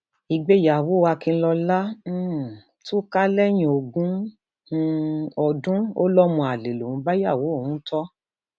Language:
Yoruba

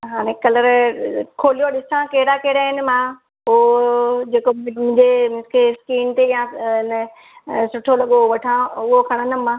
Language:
Sindhi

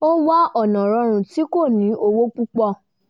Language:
Yoruba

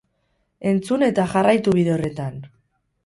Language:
Basque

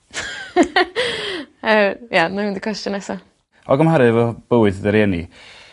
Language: Welsh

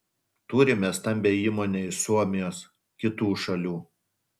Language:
Lithuanian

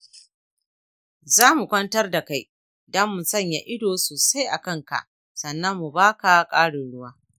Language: Hausa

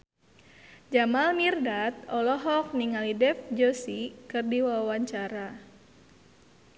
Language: Sundanese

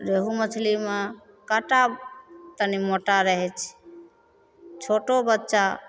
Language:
Maithili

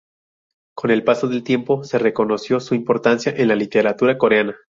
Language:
Spanish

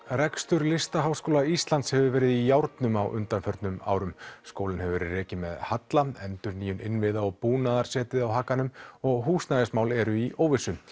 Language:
Icelandic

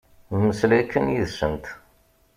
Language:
Kabyle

